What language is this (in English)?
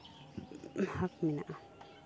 Santali